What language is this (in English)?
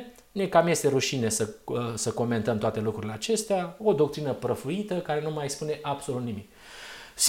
Romanian